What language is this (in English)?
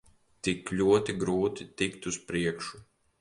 Latvian